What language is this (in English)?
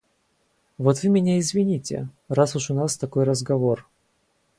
Russian